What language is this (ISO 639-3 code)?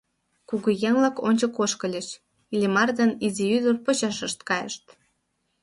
chm